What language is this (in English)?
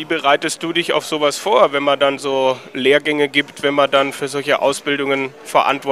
German